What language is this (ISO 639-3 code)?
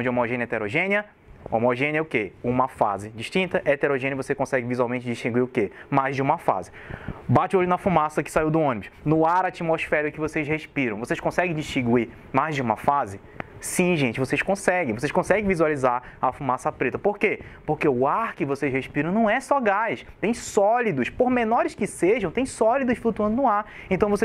por